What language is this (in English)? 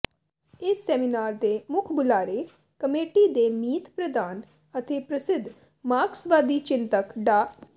Punjabi